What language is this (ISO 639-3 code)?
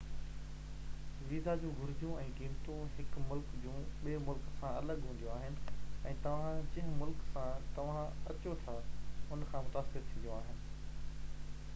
snd